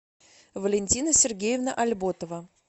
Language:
Russian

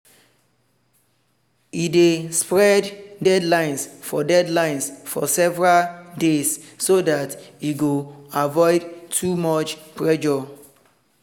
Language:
Nigerian Pidgin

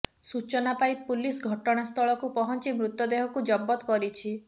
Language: Odia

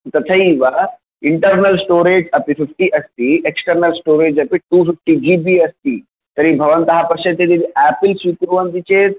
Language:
Sanskrit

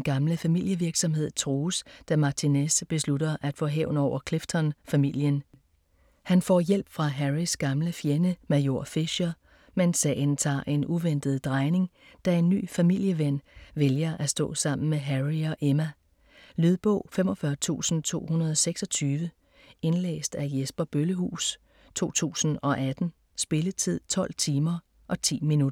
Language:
Danish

